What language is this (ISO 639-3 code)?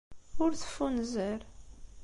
kab